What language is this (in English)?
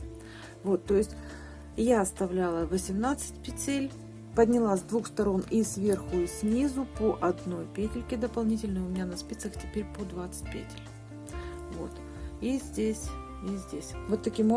Russian